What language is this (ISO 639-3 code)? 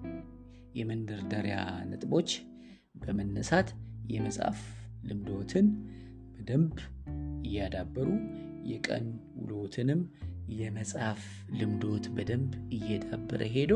amh